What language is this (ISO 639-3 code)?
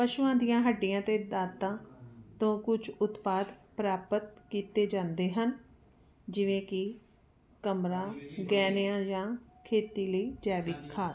pan